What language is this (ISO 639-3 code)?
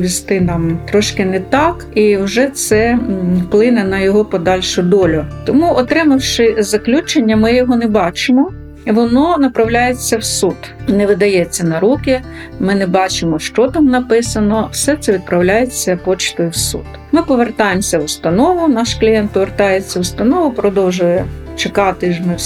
ukr